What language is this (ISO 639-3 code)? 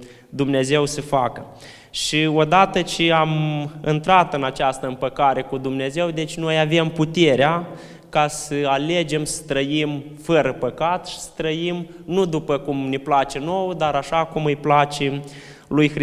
ron